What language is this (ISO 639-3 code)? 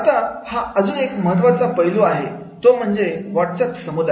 mar